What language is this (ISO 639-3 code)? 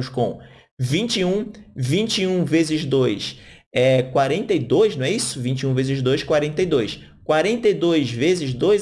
por